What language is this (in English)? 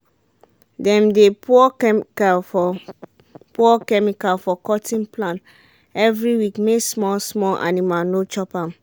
Nigerian Pidgin